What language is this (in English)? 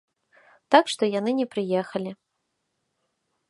Belarusian